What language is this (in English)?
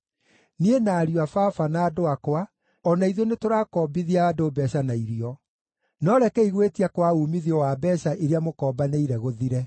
Kikuyu